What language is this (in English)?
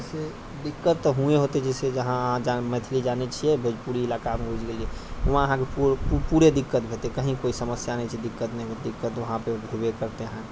Maithili